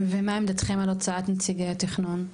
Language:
Hebrew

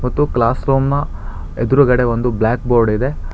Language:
Kannada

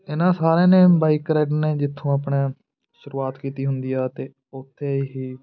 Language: Punjabi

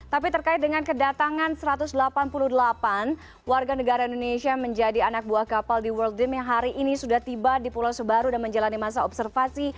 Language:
Indonesian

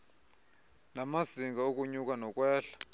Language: Xhosa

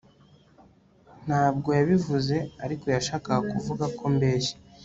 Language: Kinyarwanda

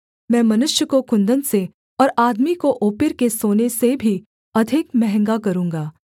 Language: Hindi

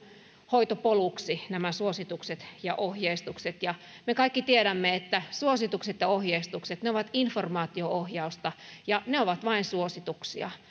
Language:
Finnish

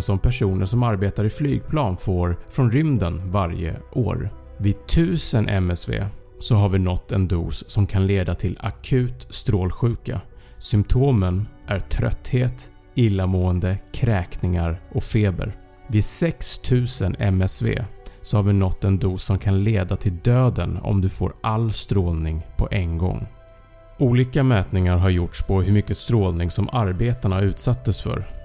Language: Swedish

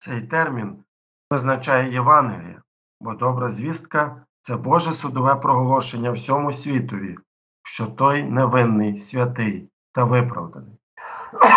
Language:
Ukrainian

